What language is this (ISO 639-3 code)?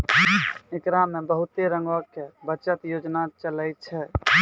mai